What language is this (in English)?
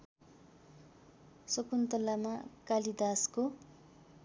Nepali